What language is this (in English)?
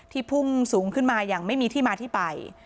Thai